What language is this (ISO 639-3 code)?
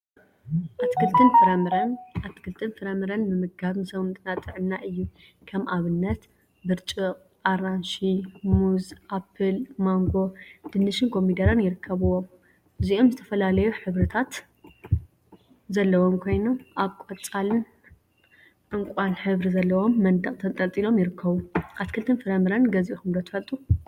tir